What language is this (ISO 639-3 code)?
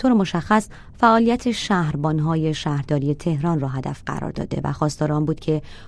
fas